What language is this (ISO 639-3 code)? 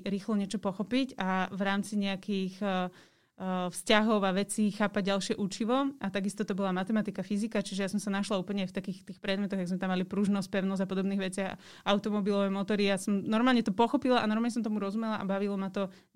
slk